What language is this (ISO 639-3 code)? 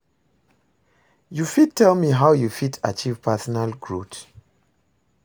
pcm